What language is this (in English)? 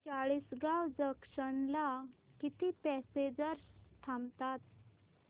Marathi